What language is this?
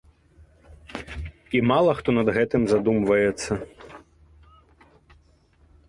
Belarusian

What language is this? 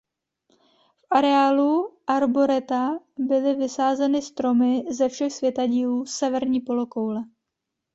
Czech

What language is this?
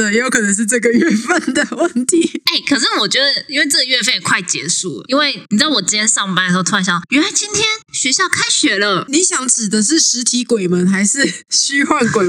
Chinese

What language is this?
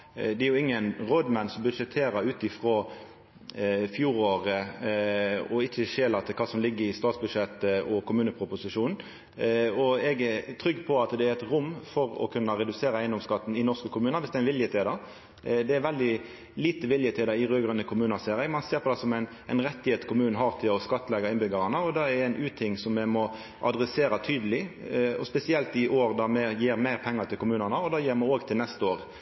Norwegian Nynorsk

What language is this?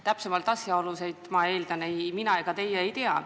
Estonian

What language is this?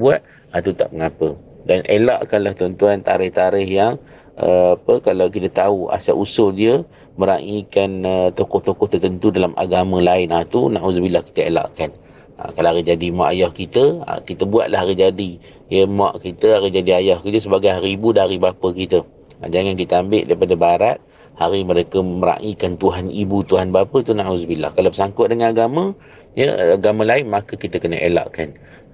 Malay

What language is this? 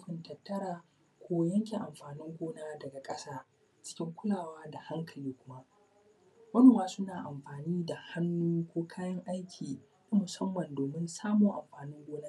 Hausa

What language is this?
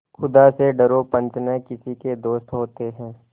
Hindi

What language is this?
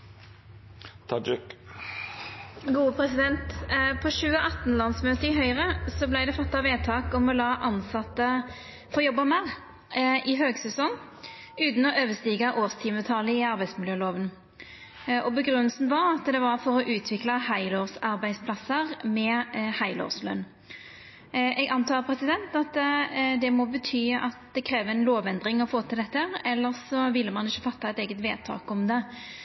Norwegian Nynorsk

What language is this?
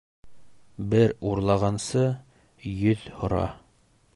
Bashkir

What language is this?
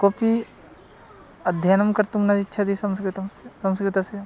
Sanskrit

